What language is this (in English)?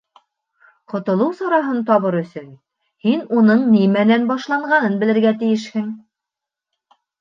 Bashkir